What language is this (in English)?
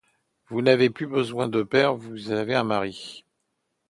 French